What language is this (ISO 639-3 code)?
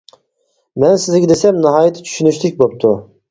uig